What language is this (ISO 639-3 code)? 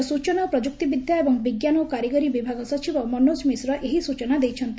ori